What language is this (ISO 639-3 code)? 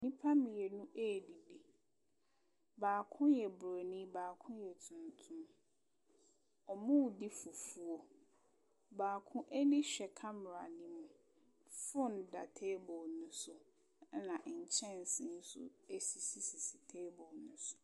aka